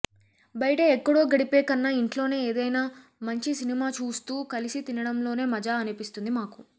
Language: Telugu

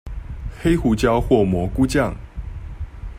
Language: Chinese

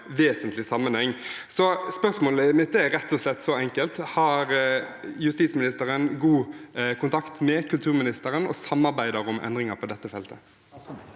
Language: Norwegian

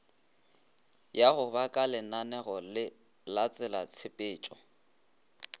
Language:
Northern Sotho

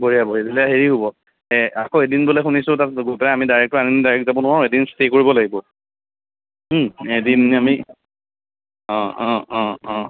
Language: Assamese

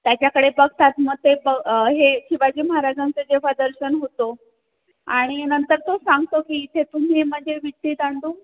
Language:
Marathi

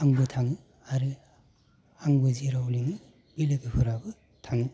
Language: Bodo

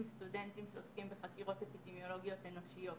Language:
Hebrew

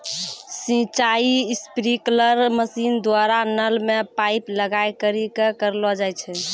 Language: Maithili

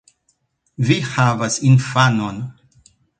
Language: Esperanto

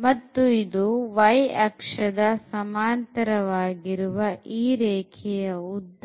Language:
Kannada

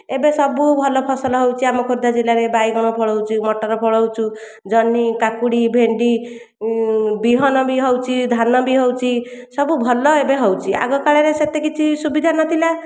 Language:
Odia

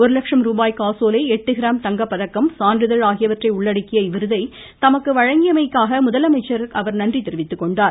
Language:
Tamil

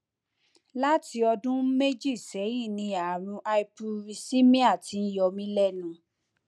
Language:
Yoruba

